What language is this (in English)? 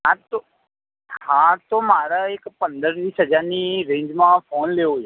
Gujarati